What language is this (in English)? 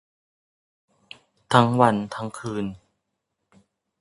Thai